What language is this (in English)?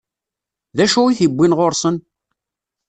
Kabyle